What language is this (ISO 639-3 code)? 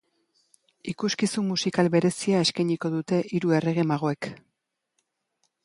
eus